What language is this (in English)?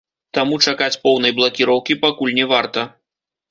Belarusian